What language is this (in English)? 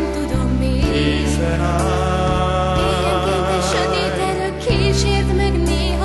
Hungarian